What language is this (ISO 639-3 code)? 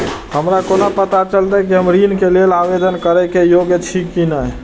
mai